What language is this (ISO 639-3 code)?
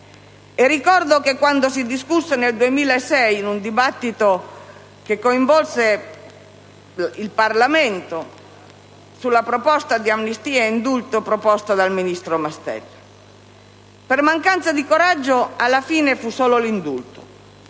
ita